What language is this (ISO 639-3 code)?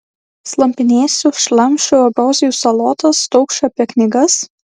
lit